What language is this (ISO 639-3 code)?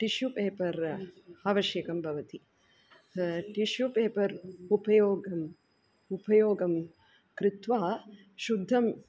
san